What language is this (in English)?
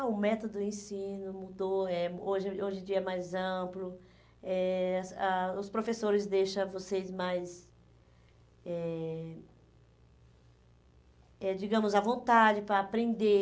Portuguese